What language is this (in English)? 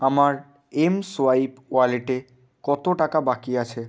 Bangla